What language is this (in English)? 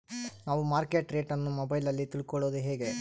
Kannada